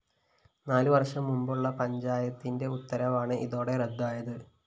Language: Malayalam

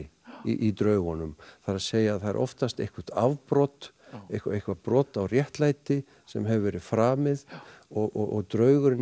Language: Icelandic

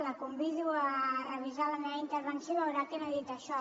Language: Catalan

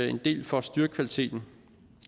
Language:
Danish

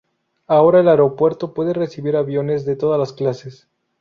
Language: Spanish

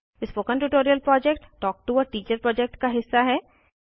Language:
Hindi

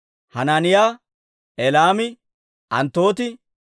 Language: Dawro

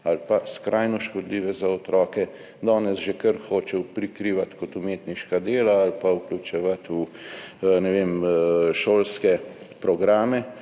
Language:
Slovenian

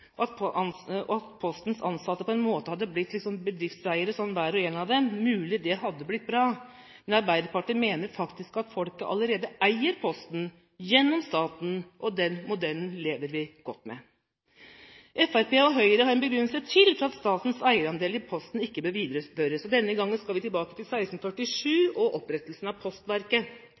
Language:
Norwegian Bokmål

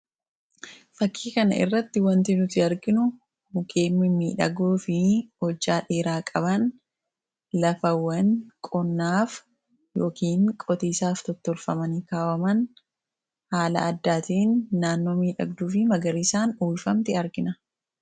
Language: Oromo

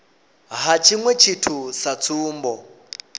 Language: Venda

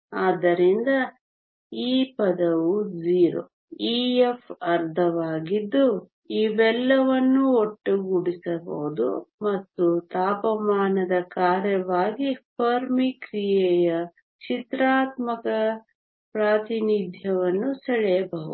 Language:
Kannada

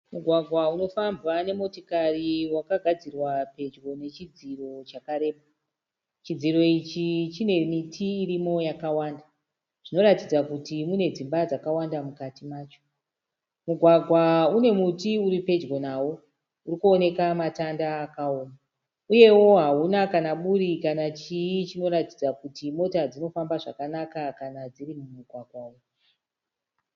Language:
Shona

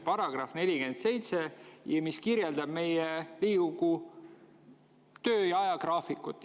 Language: Estonian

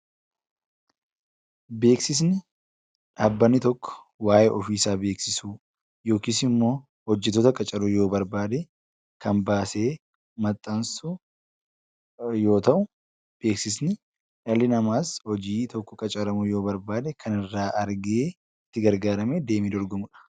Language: Oromo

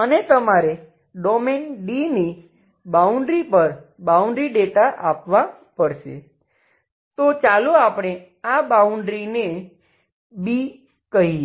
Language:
Gujarati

